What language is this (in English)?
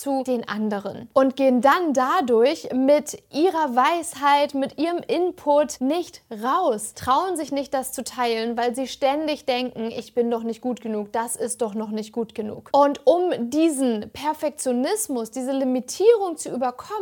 German